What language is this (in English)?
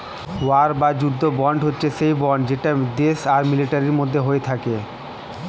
Bangla